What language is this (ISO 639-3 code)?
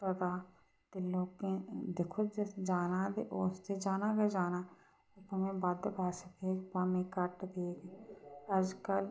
doi